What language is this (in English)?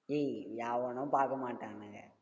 Tamil